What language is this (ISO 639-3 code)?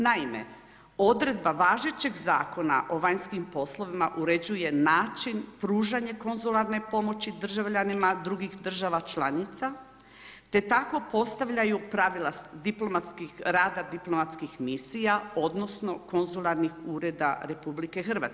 hrv